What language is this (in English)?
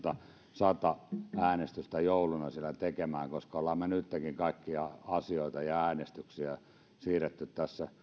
Finnish